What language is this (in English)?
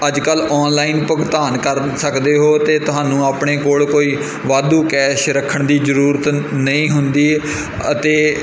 Punjabi